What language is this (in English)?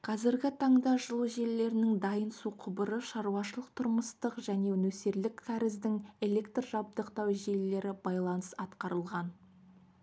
Kazakh